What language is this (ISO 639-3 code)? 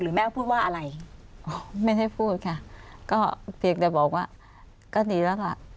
tha